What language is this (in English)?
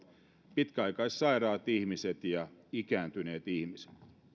Finnish